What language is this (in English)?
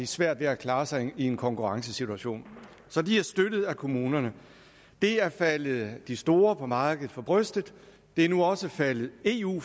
Danish